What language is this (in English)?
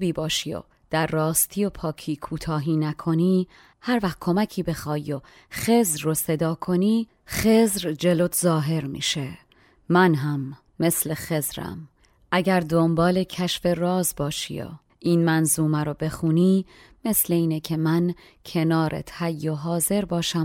Persian